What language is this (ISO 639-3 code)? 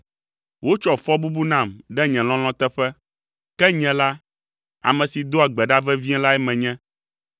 ewe